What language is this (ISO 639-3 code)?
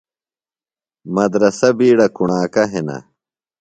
phl